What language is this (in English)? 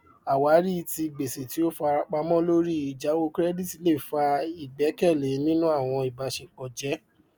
Yoruba